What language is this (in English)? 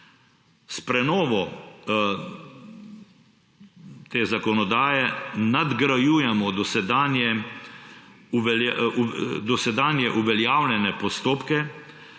Slovenian